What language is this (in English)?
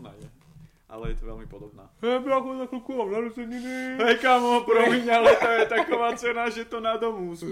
Czech